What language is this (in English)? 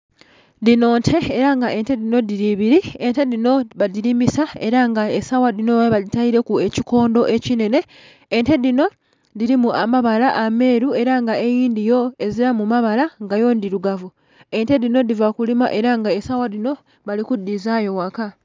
Soga